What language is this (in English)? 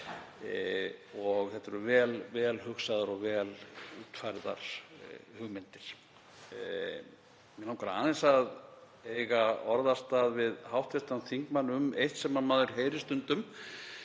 Icelandic